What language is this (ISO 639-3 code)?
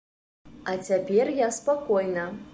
bel